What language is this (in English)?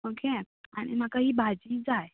Konkani